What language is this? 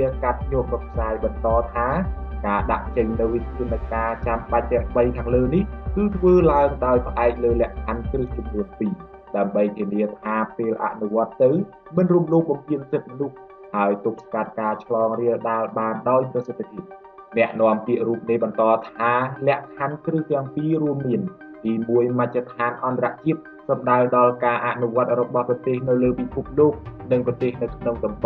Thai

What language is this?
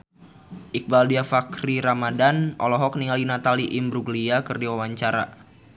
Sundanese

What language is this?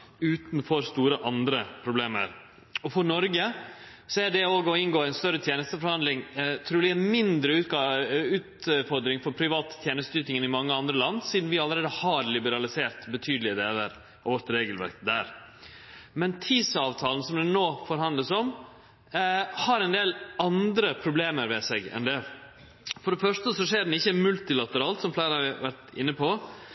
Norwegian Nynorsk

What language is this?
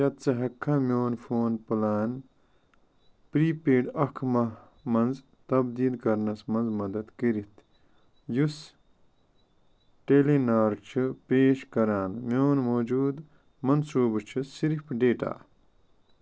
Kashmiri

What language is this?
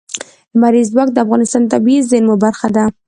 Pashto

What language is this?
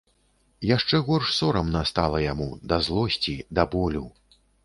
Belarusian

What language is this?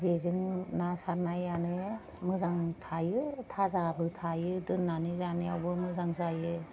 Bodo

